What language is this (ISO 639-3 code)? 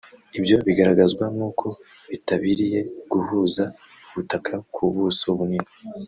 kin